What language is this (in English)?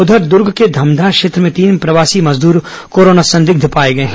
Hindi